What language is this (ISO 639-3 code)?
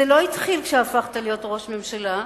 heb